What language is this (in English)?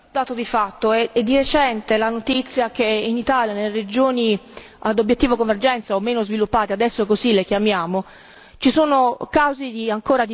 Italian